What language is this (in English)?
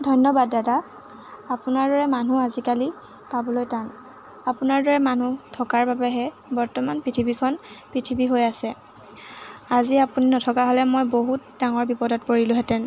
Assamese